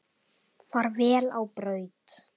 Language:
Icelandic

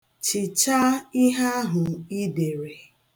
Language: Igbo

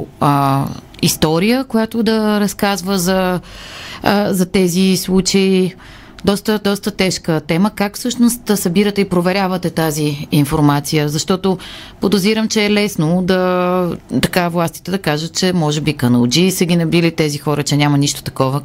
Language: Bulgarian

